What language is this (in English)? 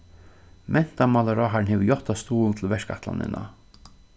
Faroese